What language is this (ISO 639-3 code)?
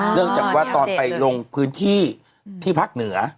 tha